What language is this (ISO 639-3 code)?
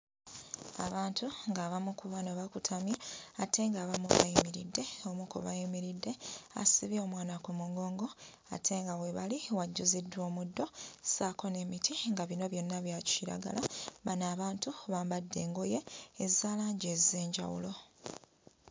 lug